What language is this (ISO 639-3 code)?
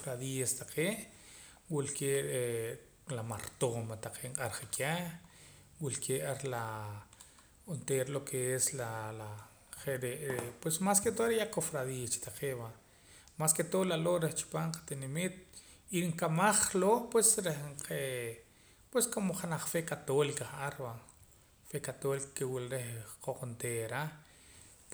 poc